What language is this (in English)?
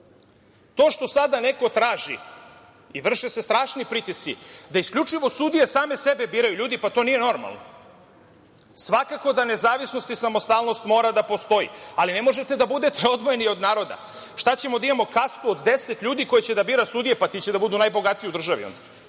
Serbian